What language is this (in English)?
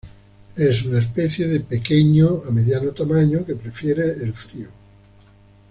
Spanish